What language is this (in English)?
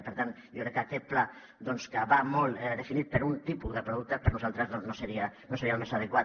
Catalan